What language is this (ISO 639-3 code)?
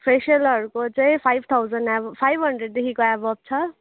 nep